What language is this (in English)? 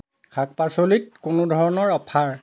Assamese